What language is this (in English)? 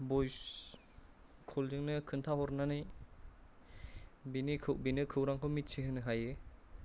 Bodo